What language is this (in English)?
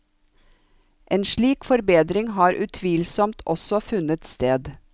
Norwegian